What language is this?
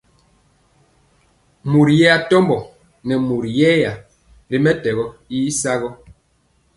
Mpiemo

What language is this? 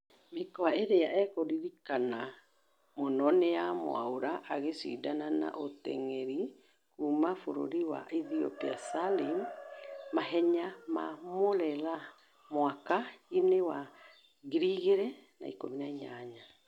Kikuyu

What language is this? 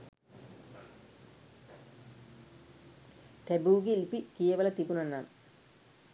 Sinhala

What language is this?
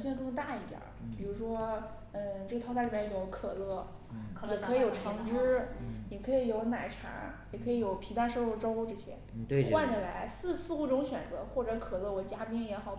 Chinese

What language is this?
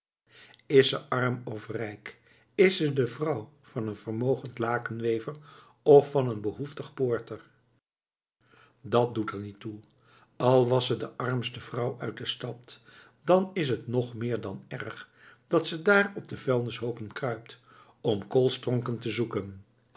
Dutch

